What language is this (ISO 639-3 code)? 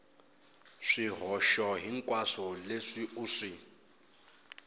tso